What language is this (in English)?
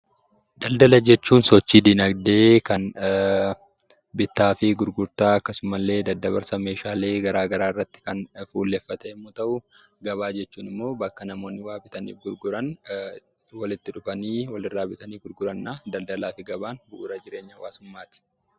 Oromo